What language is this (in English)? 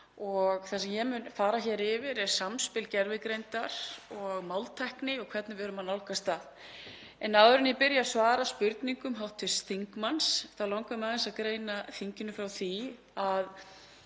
Icelandic